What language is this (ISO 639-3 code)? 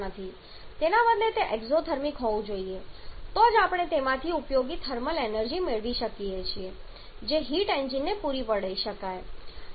guj